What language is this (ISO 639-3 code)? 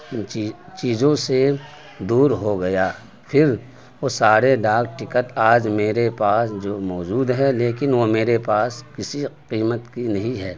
urd